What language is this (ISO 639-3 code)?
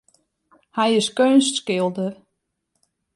fry